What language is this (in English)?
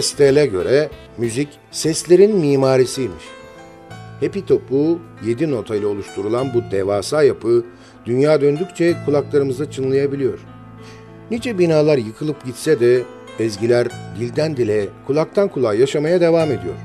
Turkish